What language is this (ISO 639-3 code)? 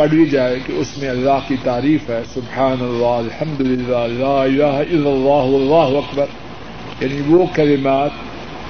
urd